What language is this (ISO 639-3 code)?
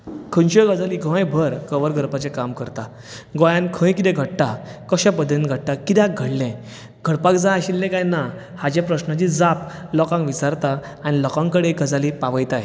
kok